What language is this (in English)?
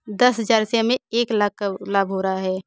Hindi